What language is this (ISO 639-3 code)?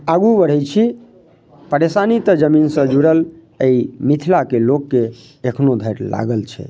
mai